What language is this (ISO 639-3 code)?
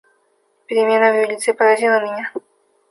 rus